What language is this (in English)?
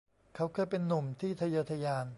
Thai